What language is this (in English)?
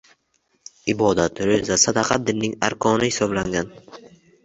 Uzbek